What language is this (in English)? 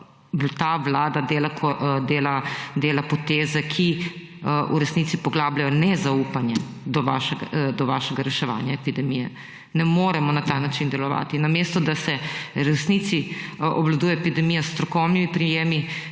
Slovenian